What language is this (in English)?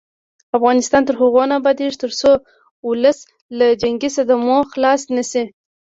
Pashto